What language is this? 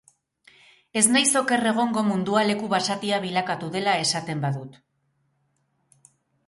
Basque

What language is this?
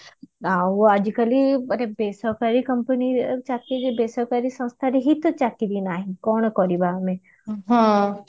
Odia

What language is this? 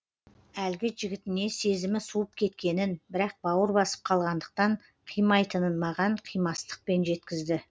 Kazakh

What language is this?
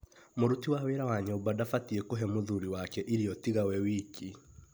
Kikuyu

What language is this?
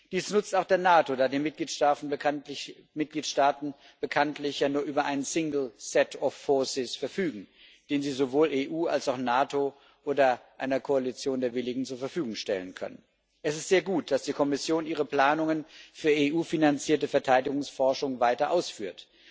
German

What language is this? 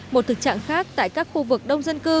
Vietnamese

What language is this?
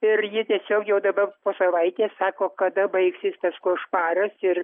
Lithuanian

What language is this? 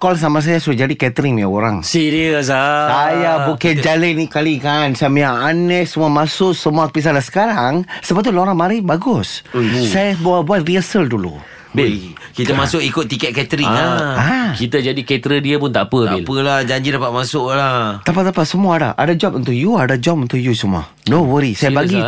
Malay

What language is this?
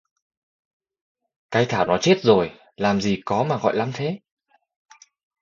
Vietnamese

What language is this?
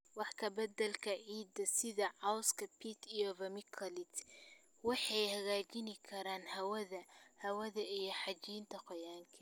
Somali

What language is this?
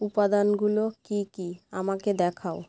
Bangla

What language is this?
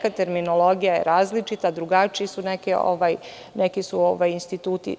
Serbian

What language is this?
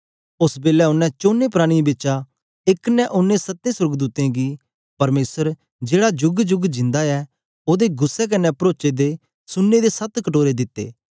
Dogri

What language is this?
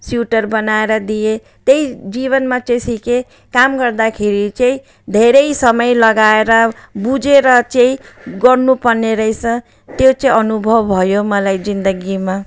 Nepali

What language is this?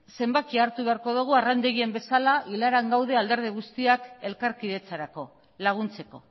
Basque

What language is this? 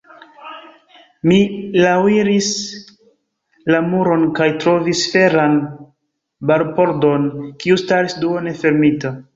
Esperanto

